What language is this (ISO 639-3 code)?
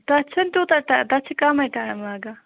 kas